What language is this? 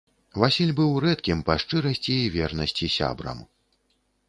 Belarusian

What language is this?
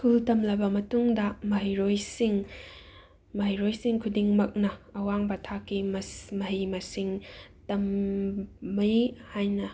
Manipuri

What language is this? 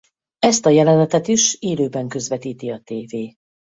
Hungarian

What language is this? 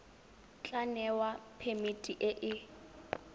Tswana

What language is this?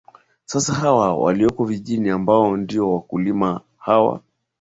Swahili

